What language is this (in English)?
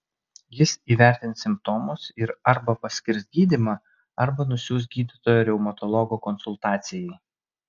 Lithuanian